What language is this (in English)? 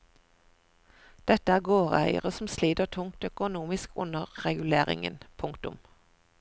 Norwegian